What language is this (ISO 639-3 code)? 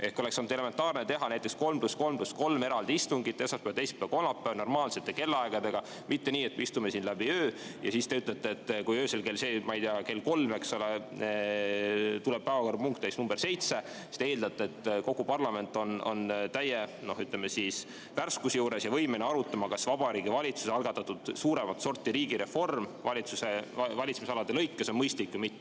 est